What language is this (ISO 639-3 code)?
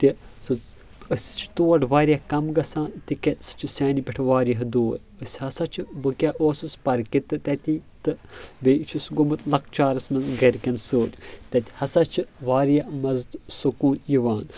kas